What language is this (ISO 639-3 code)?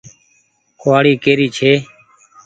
gig